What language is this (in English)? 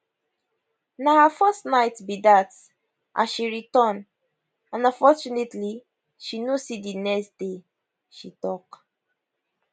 Nigerian Pidgin